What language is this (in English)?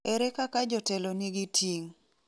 Luo (Kenya and Tanzania)